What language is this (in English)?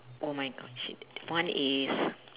English